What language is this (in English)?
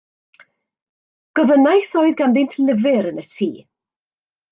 Welsh